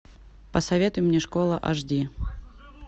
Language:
Russian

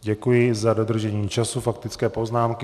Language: Czech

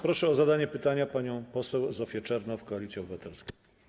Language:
Polish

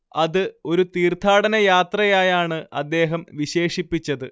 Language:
Malayalam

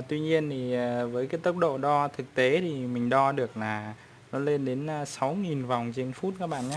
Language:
Vietnamese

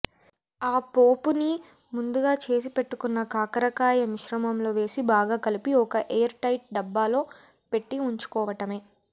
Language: Telugu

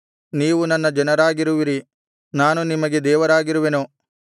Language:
Kannada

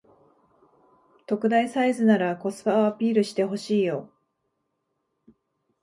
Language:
Japanese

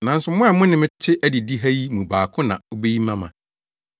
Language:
Akan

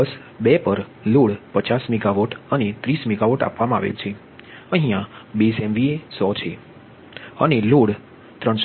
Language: Gujarati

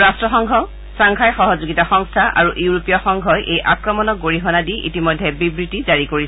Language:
Assamese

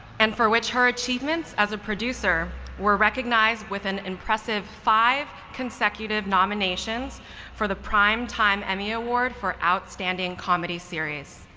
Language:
English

